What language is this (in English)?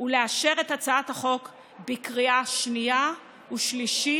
Hebrew